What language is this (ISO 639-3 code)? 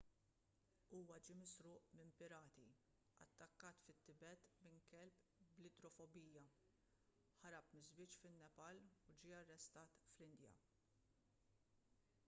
mlt